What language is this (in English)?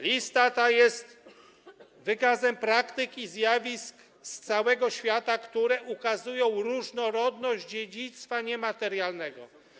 Polish